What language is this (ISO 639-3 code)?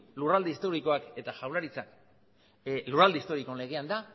eus